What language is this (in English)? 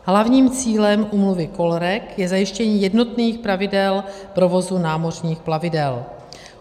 Czech